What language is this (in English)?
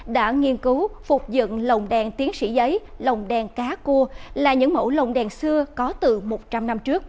Vietnamese